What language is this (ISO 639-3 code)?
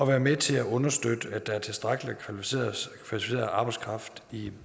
dan